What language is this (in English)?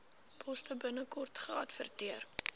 Afrikaans